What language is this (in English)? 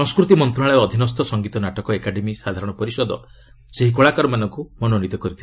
Odia